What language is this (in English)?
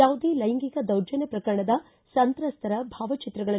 Kannada